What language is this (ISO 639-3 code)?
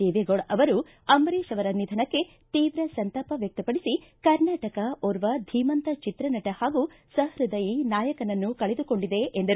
kan